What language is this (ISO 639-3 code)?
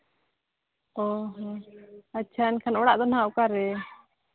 sat